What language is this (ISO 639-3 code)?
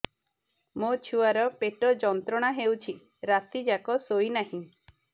ori